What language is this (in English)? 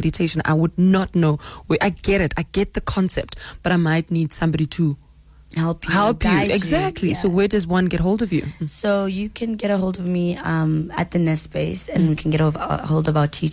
English